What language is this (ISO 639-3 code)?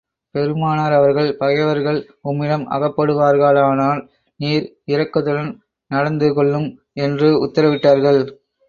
tam